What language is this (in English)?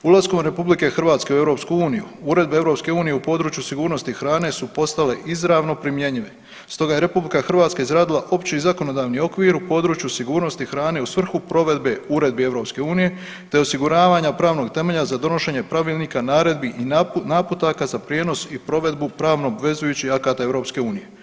Croatian